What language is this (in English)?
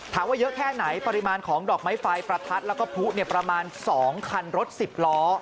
Thai